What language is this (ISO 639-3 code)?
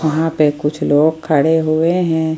hin